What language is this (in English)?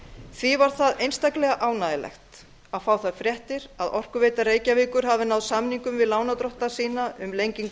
Icelandic